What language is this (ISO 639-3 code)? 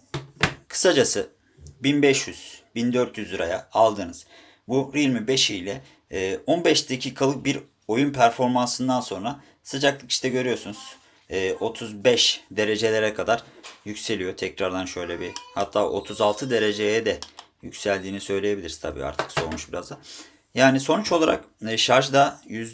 tur